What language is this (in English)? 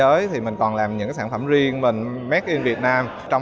Vietnamese